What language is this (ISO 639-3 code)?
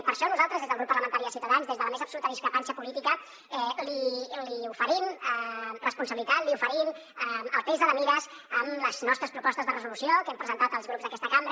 cat